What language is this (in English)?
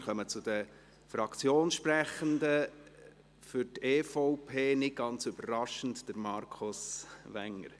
Swiss German